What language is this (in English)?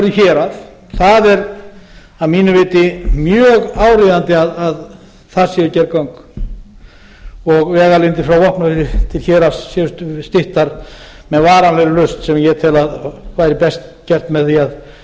Icelandic